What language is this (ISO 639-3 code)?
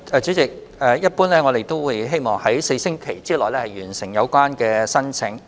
yue